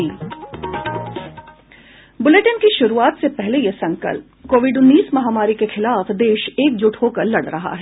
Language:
Hindi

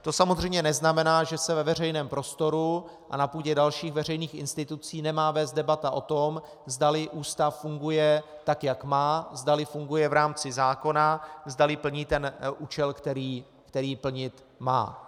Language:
Czech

